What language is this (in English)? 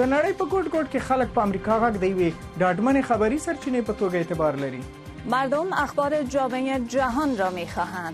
Persian